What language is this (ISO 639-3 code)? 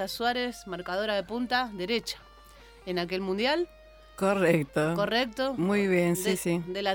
spa